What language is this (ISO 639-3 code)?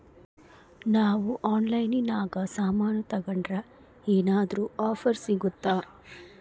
kan